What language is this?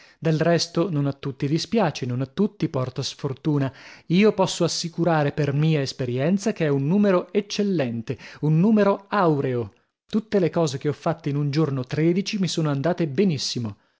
Italian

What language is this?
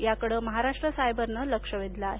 Marathi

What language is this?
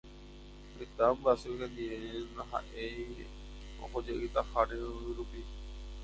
Guarani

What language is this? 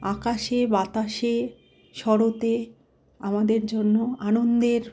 Bangla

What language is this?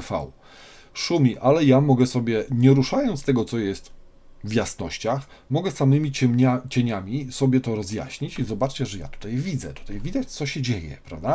Polish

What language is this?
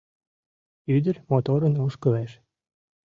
Mari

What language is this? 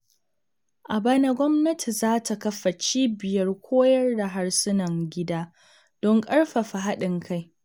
Hausa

